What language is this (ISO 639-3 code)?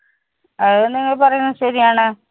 mal